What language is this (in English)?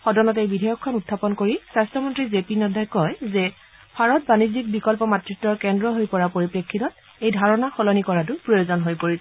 Assamese